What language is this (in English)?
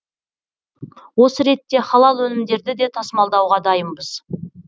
Kazakh